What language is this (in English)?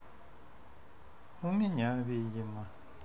Russian